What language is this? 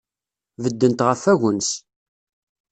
Kabyle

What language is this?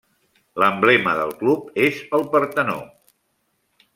Catalan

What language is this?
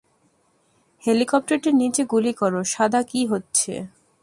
Bangla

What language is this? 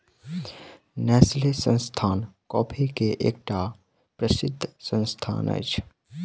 Maithili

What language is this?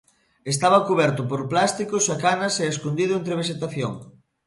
Galician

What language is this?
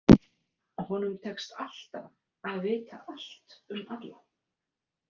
Icelandic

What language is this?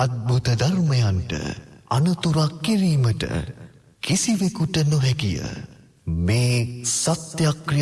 Vietnamese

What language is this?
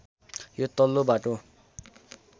Nepali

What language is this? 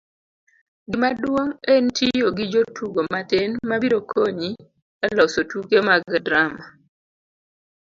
Luo (Kenya and Tanzania)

